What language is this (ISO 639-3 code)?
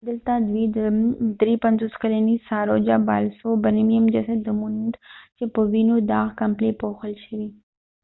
pus